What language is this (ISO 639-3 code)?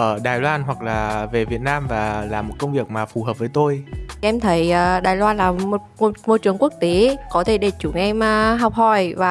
vie